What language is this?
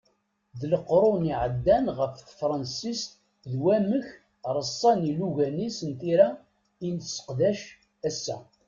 Kabyle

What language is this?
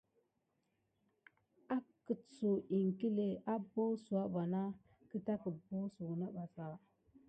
Gidar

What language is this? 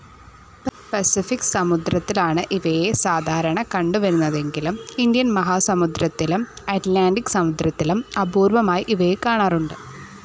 Malayalam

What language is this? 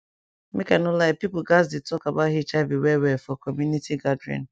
Nigerian Pidgin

